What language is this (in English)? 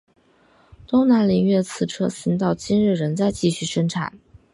Chinese